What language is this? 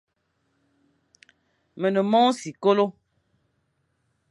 Fang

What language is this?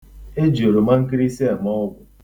Igbo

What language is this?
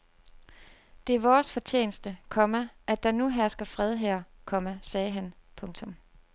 Danish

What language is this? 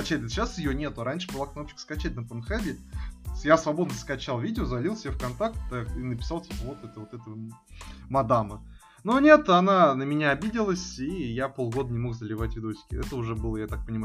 Russian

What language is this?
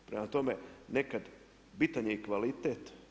Croatian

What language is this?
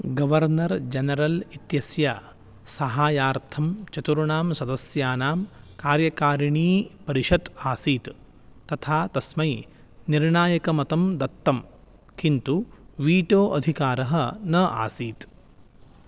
Sanskrit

